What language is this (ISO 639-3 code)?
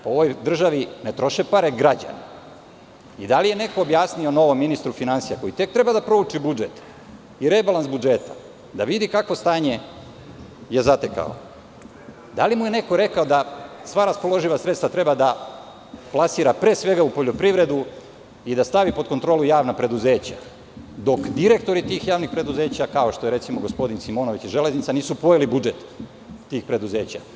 srp